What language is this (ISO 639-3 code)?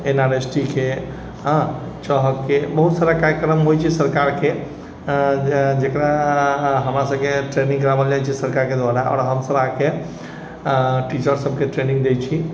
mai